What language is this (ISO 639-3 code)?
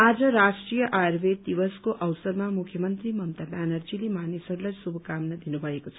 nep